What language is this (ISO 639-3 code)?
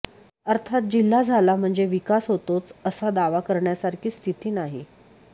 mar